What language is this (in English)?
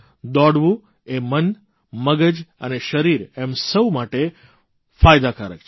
Gujarati